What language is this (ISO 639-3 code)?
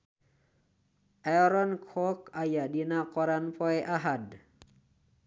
sun